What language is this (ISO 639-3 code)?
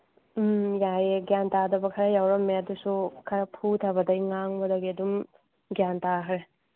mni